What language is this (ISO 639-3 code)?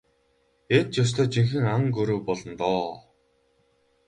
mon